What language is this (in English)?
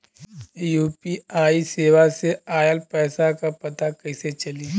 Bhojpuri